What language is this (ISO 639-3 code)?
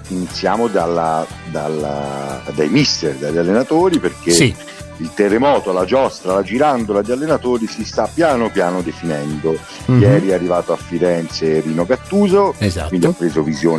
ita